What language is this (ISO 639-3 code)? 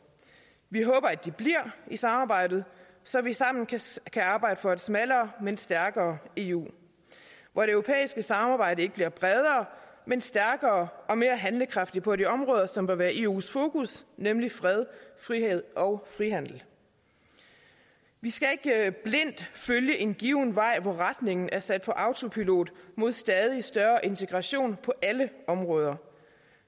dan